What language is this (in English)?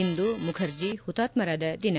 Kannada